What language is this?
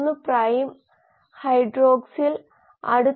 Malayalam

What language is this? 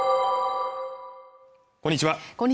Japanese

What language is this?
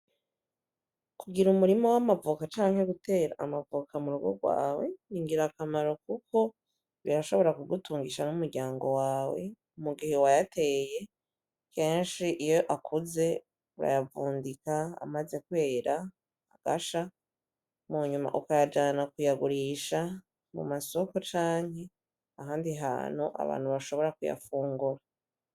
Rundi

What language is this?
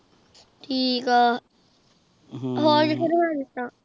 Punjabi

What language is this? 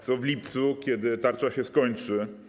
Polish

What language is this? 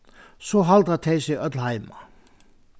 Faroese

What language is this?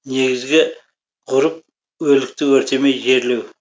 Kazakh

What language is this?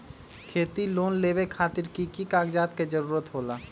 Magahi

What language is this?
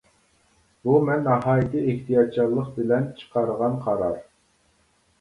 Uyghur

